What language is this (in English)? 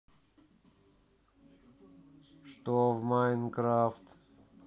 Russian